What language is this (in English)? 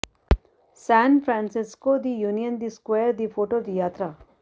Punjabi